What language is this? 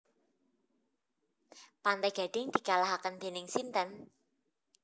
Javanese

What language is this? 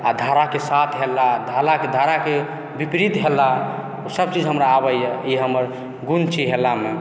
Maithili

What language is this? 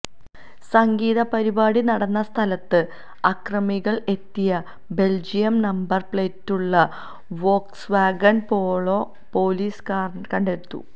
Malayalam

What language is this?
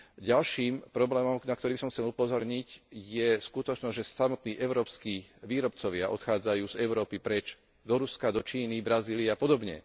Slovak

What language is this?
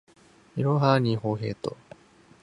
Japanese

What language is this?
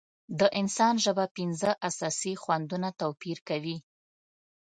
Pashto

